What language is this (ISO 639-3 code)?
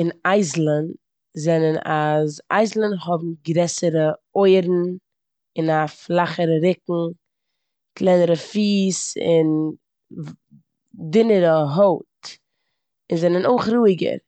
yid